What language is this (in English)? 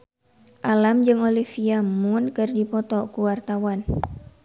Sundanese